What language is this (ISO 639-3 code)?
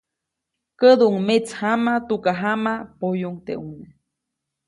zoc